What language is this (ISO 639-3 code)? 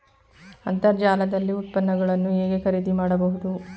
kan